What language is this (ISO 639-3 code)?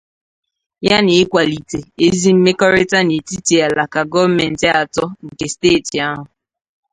ibo